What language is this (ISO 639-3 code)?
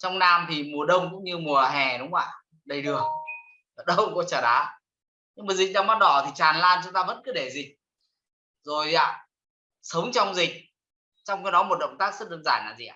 vie